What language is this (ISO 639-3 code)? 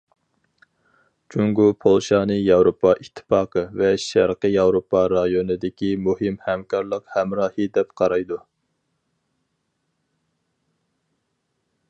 uig